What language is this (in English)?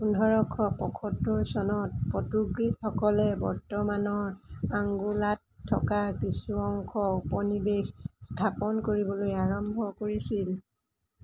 Assamese